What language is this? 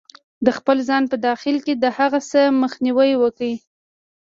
Pashto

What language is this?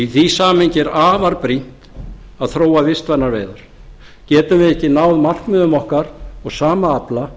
Icelandic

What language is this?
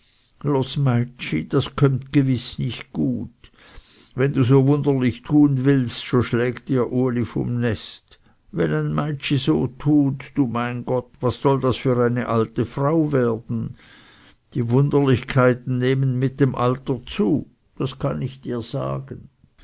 German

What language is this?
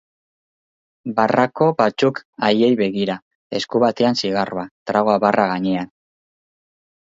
Basque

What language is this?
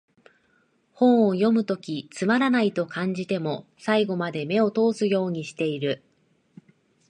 Japanese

